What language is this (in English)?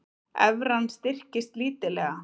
Icelandic